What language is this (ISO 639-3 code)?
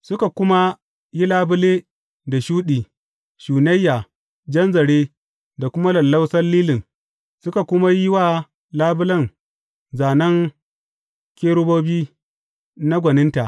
hau